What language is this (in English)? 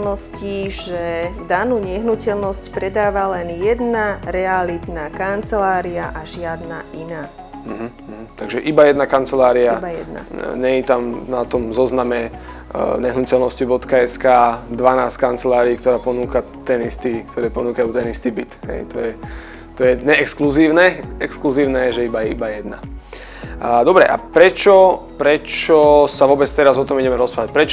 Slovak